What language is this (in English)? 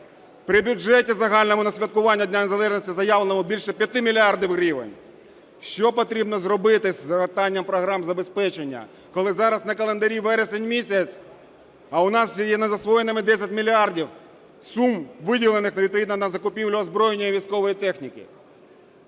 Ukrainian